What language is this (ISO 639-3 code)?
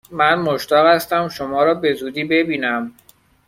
fas